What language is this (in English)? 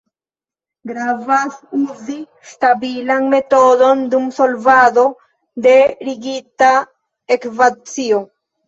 Esperanto